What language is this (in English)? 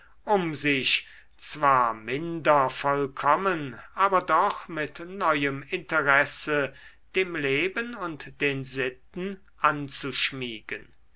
German